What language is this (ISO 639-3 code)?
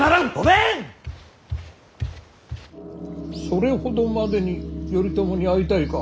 jpn